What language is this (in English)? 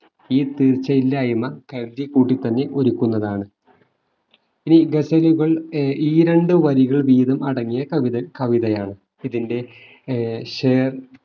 Malayalam